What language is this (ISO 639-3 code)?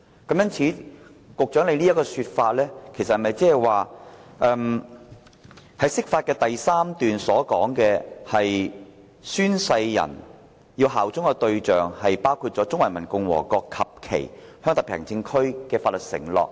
yue